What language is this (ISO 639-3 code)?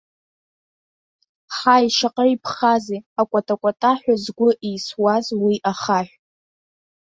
abk